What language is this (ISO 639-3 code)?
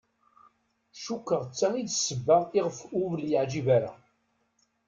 kab